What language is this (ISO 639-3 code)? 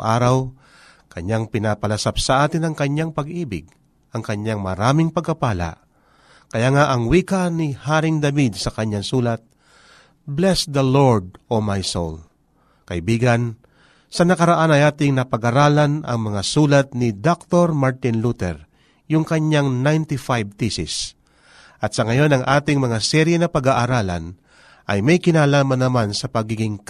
fil